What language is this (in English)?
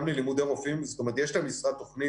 Hebrew